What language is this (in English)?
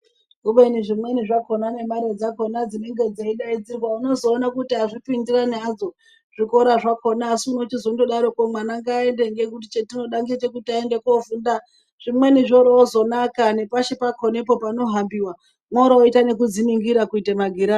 Ndau